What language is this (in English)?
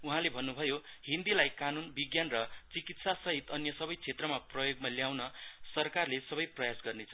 Nepali